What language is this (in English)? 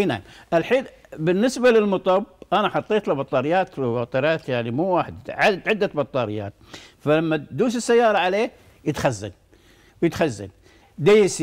Arabic